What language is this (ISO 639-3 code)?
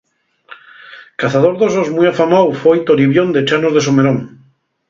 ast